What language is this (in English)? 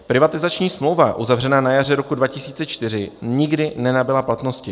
Czech